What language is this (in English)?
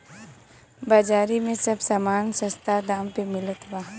Bhojpuri